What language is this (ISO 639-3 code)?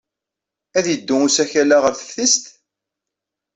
kab